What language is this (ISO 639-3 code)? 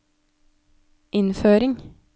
nor